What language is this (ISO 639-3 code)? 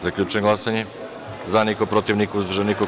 srp